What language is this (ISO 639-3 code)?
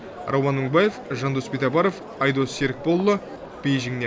kaz